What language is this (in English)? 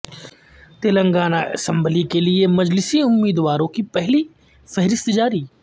Urdu